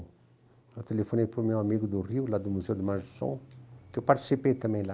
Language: Portuguese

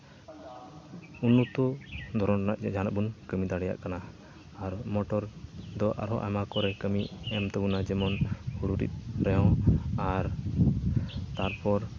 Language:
Santali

